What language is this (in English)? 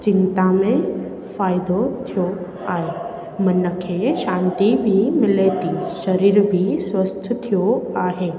Sindhi